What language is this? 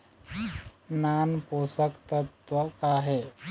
Chhattisgarhi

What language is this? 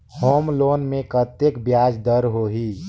Chhattisgarhi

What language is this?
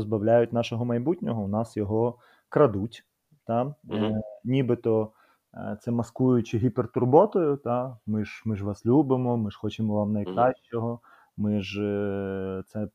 Ukrainian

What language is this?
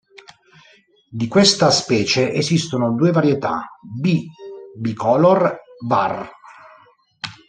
Italian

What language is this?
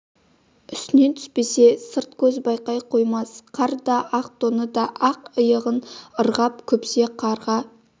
Kazakh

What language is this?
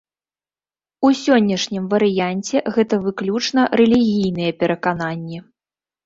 Belarusian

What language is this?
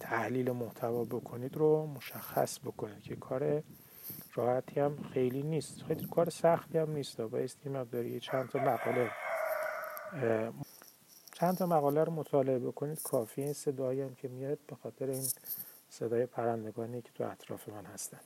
Persian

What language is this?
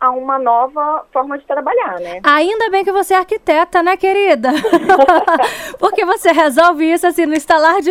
Portuguese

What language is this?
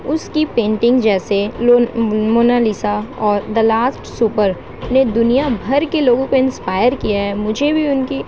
Urdu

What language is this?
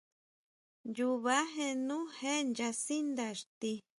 Huautla Mazatec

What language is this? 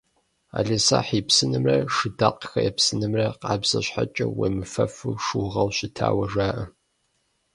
Kabardian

